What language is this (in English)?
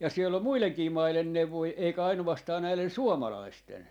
Finnish